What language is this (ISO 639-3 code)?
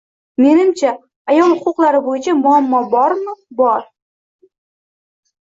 uzb